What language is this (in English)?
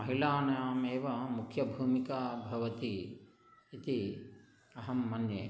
Sanskrit